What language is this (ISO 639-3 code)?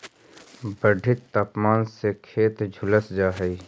mag